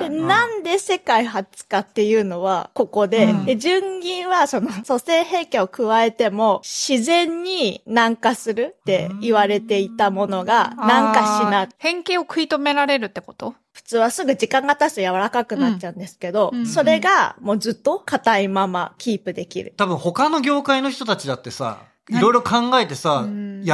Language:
Japanese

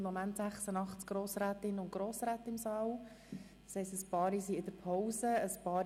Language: Swiss German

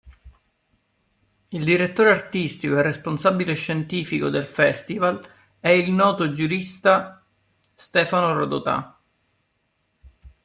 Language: Italian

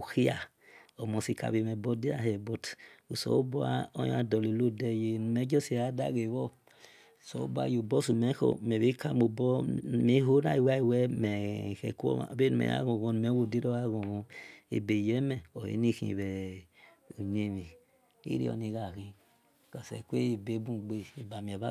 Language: Esan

